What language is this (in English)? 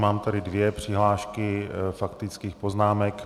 Czech